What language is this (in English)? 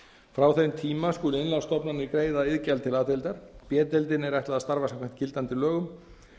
Icelandic